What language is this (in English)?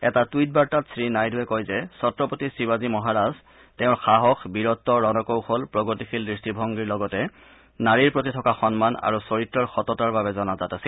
Assamese